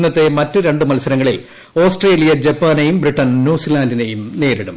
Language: Malayalam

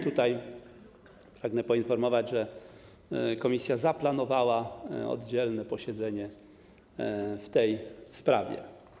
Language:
Polish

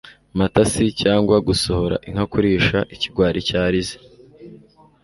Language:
Kinyarwanda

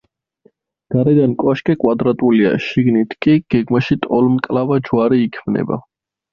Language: Georgian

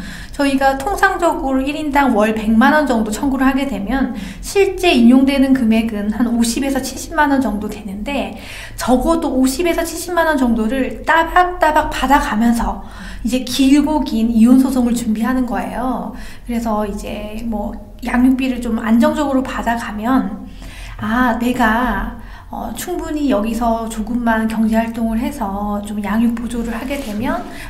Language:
Korean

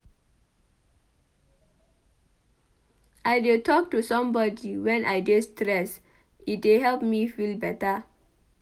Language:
Nigerian Pidgin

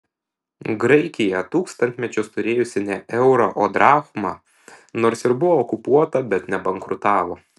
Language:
Lithuanian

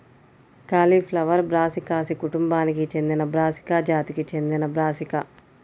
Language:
Telugu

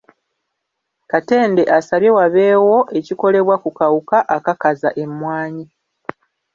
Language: Ganda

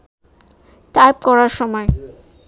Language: Bangla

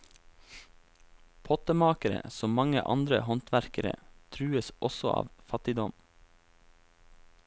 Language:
Norwegian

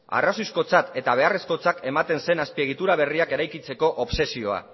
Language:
Basque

